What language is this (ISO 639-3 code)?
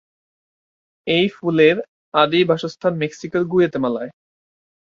ben